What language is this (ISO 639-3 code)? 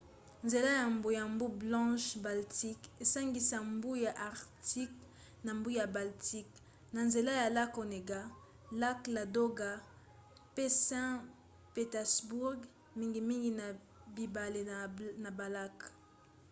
lin